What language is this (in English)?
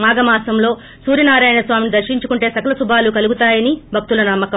Telugu